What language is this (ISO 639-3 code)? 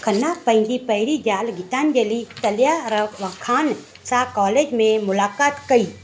snd